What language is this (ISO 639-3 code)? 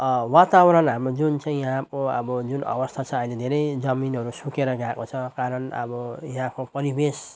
nep